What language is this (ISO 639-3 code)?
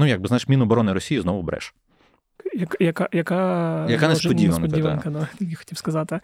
ukr